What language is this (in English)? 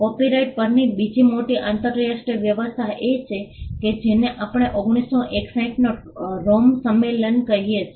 Gujarati